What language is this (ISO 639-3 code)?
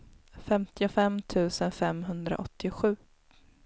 swe